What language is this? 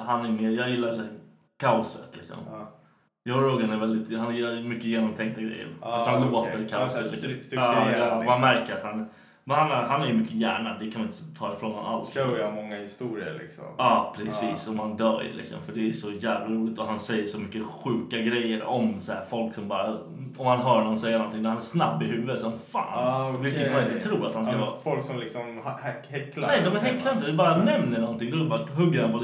Swedish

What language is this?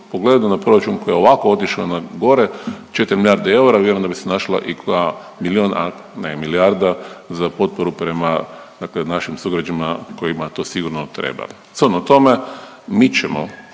Croatian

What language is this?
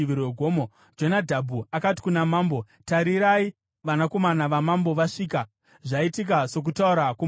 Shona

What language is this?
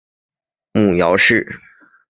Chinese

